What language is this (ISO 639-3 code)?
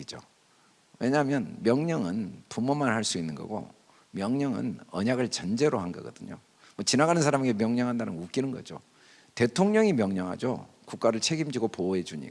kor